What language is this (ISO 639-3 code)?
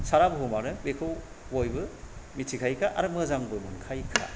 brx